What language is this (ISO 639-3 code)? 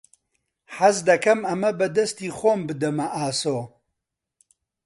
ckb